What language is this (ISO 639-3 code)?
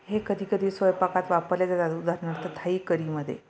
mar